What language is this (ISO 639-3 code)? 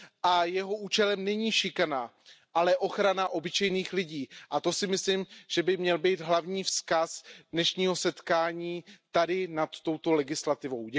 ces